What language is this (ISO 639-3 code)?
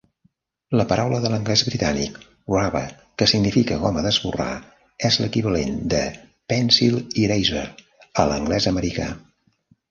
cat